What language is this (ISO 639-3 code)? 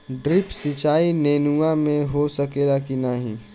bho